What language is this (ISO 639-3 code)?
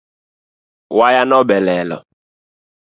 luo